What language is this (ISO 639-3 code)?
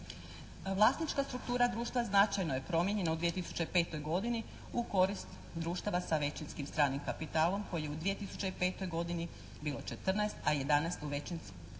hrv